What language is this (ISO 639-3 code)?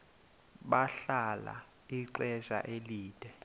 xho